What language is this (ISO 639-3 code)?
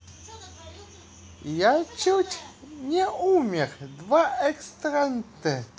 rus